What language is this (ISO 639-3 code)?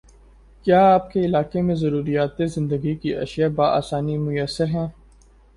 urd